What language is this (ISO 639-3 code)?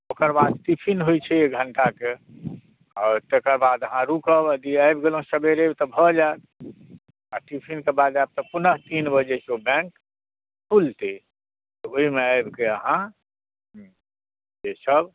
mai